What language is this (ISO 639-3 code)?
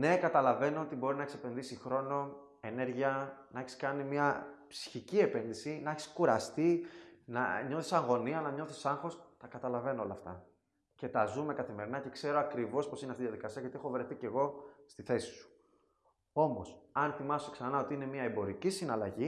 ell